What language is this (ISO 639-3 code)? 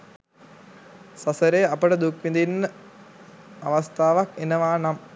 sin